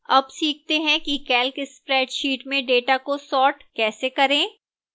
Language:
Hindi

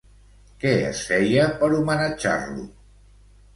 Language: Catalan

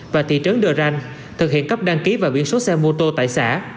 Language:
Vietnamese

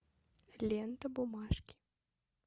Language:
Russian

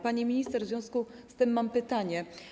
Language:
Polish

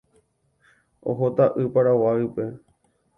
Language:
Guarani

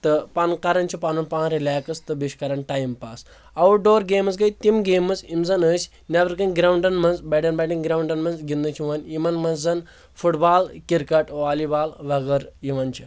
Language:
Kashmiri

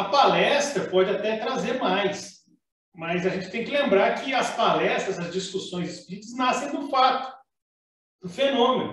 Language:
Portuguese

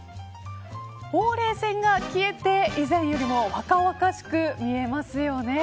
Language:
Japanese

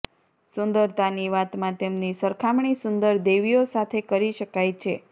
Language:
Gujarati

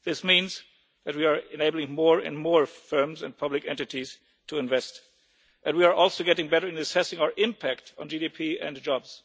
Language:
English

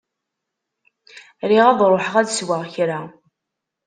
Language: Kabyle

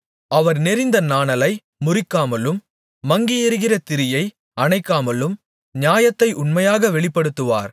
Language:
Tamil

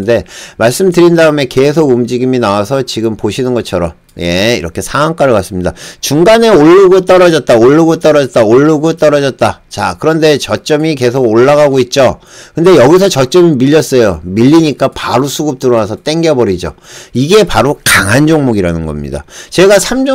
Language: Korean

